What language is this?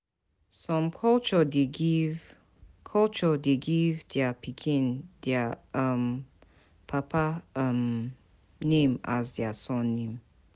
Nigerian Pidgin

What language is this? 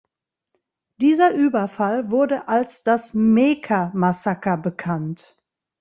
German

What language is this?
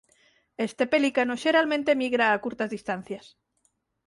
Galician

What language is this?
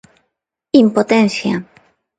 Galician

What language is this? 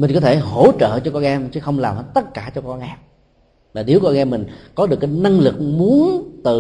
Vietnamese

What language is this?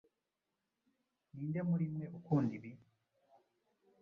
Kinyarwanda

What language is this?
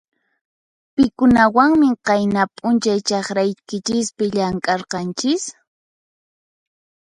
Puno Quechua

